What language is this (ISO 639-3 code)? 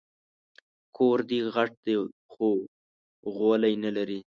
pus